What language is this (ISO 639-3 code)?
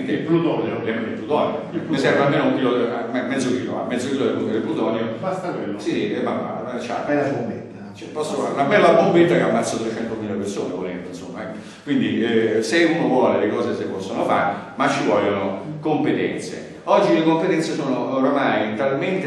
ita